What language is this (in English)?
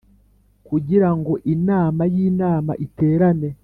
Kinyarwanda